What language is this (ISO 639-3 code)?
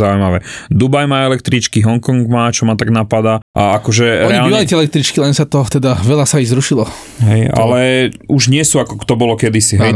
slk